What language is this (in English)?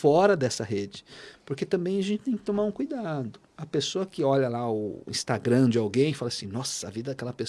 Portuguese